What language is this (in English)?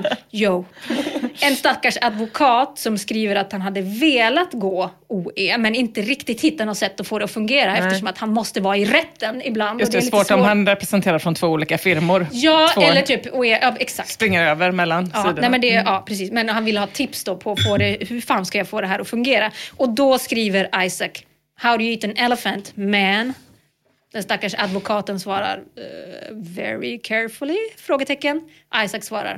Swedish